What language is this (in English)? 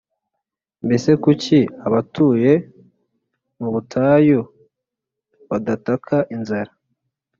Kinyarwanda